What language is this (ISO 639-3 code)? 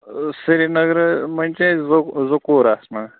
kas